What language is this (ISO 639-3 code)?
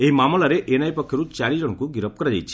ori